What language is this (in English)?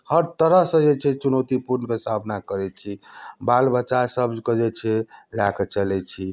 Maithili